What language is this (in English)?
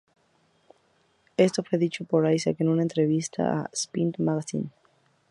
Spanish